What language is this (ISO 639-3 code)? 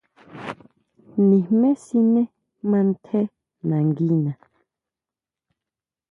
mau